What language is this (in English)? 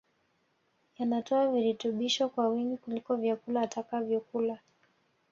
Swahili